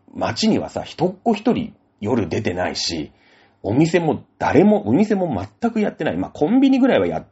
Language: Japanese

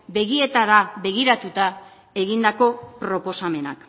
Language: Basque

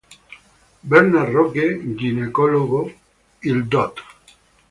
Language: Italian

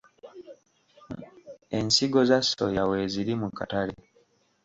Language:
Ganda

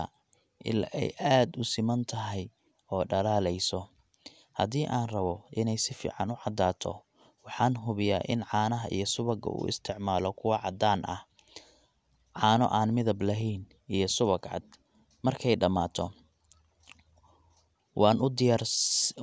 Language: Somali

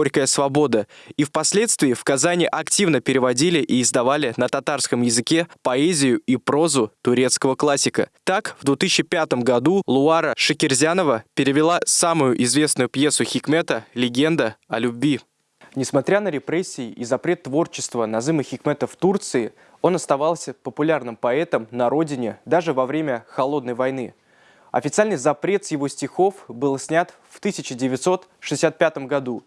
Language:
Russian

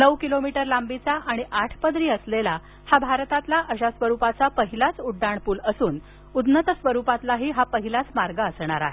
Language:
Marathi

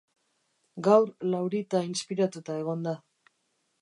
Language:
Basque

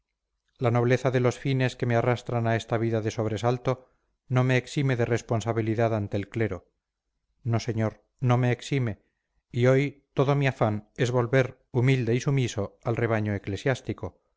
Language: Spanish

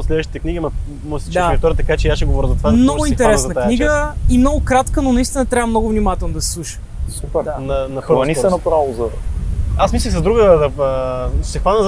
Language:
Bulgarian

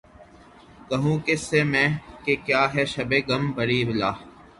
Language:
Urdu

